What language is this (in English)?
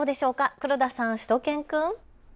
Japanese